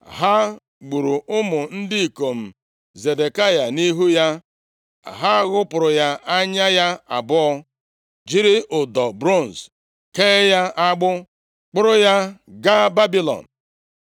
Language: Igbo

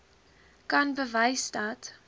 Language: Afrikaans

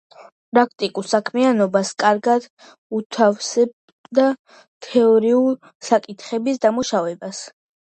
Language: Georgian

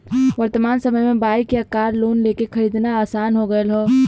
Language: Bhojpuri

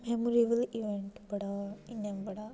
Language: Dogri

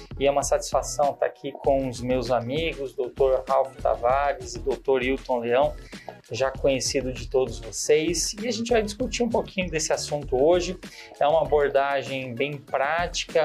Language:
Portuguese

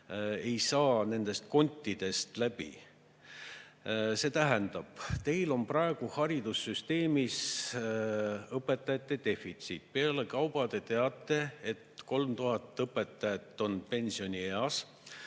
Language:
Estonian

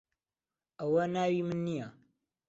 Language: Central Kurdish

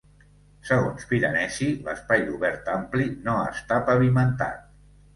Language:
Catalan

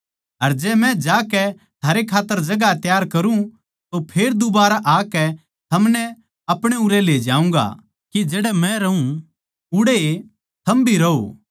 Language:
Haryanvi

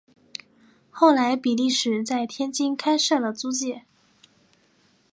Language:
Chinese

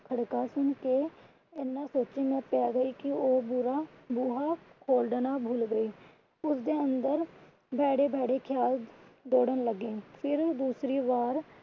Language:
Punjabi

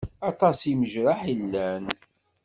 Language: Kabyle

